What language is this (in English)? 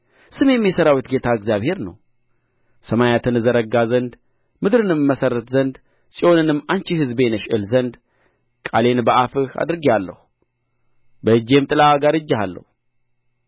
Amharic